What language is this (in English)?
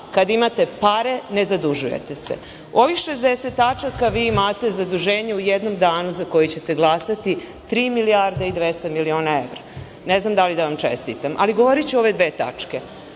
Serbian